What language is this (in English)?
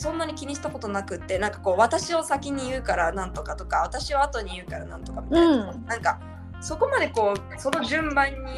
Japanese